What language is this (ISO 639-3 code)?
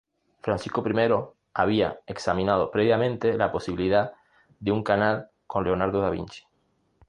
spa